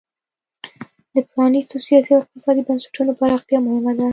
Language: Pashto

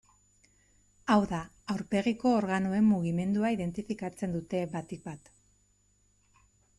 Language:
Basque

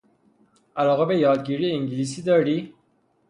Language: Persian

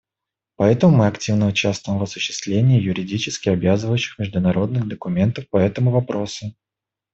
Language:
Russian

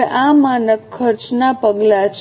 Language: Gujarati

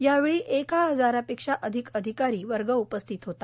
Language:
Marathi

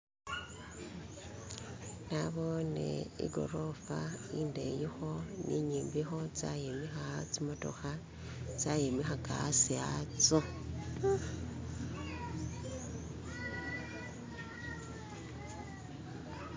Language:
Masaaba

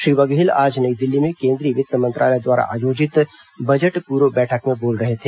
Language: Hindi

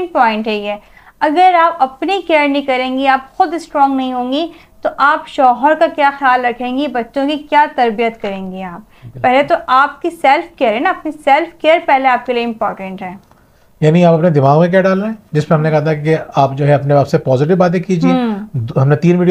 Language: Hindi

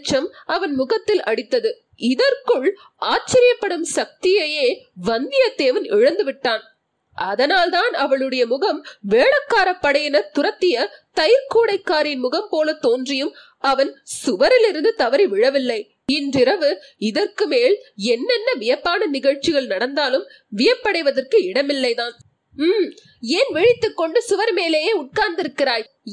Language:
Tamil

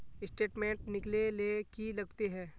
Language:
Magahi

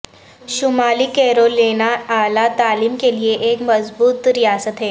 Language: Urdu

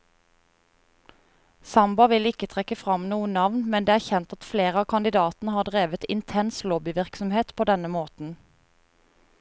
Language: Norwegian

